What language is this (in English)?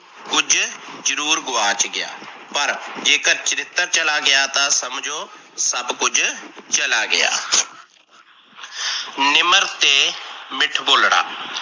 Punjabi